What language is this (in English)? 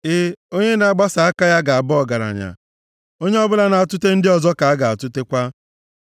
Igbo